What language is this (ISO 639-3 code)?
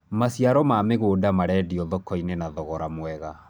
kik